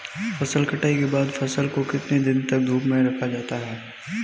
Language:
Hindi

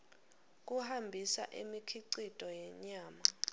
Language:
Swati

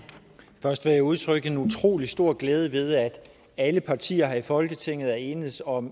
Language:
Danish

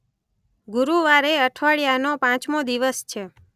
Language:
Gujarati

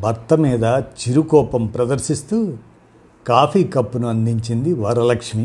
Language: Telugu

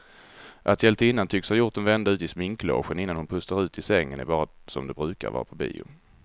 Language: Swedish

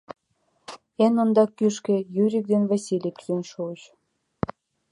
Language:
Mari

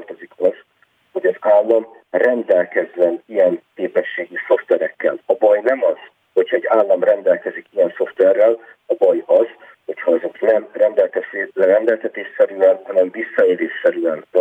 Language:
Hungarian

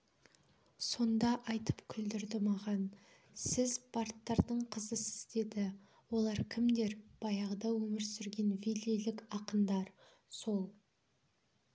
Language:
Kazakh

